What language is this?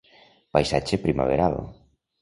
Catalan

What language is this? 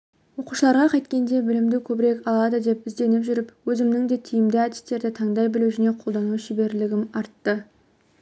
Kazakh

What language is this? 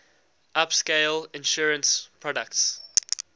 English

